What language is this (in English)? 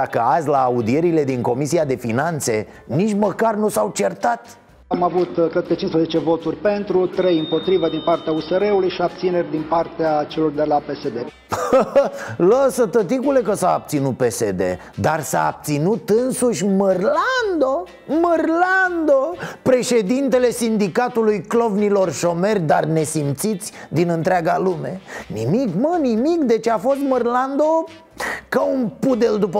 Romanian